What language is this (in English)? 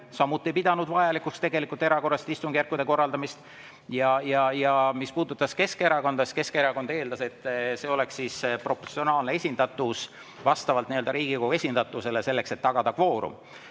Estonian